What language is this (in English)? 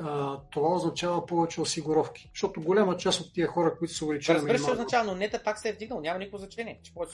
Bulgarian